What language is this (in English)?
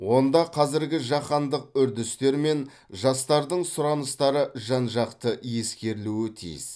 Kazakh